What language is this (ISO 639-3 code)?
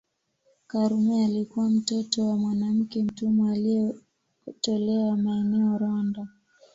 swa